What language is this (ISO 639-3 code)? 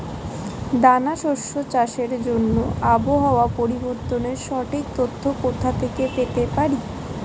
ben